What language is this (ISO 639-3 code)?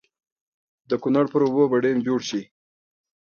pus